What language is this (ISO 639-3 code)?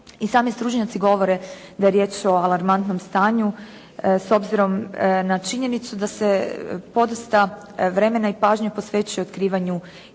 hrv